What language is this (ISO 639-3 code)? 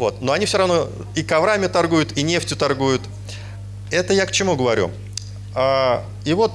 rus